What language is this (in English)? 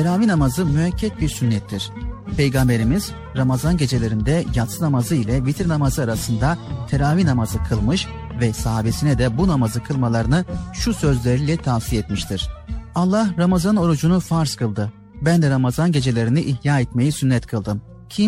Turkish